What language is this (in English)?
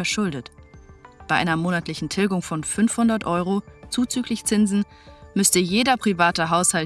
German